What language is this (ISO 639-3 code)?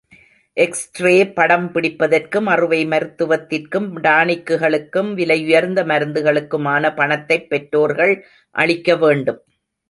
tam